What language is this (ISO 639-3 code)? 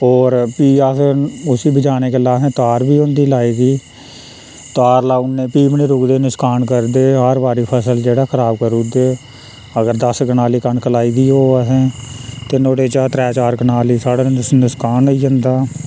doi